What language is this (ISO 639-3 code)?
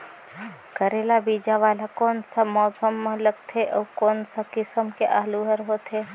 hne